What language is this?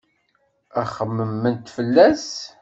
Kabyle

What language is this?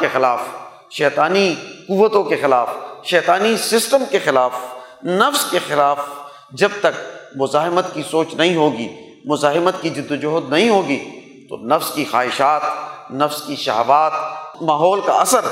Urdu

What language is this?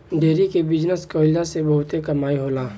Bhojpuri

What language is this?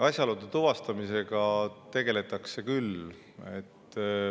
Estonian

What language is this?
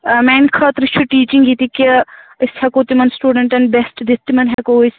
Kashmiri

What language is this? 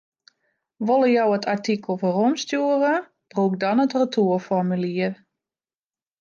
Western Frisian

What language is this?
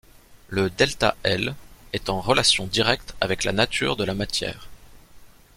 French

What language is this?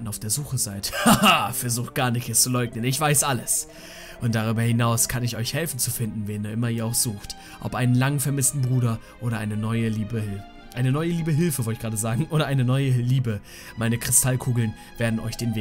German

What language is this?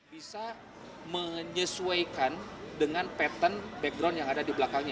Indonesian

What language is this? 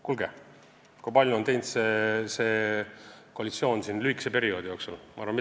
Estonian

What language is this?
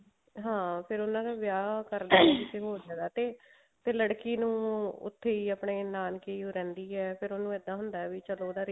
Punjabi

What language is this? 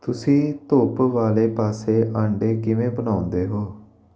Punjabi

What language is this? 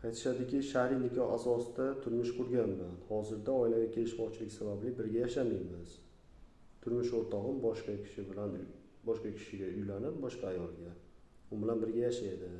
Turkish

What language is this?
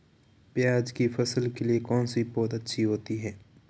Hindi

